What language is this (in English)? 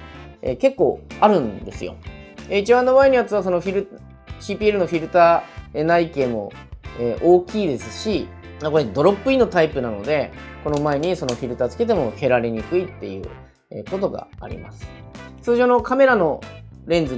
Japanese